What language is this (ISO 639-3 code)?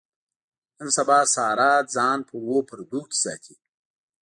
pus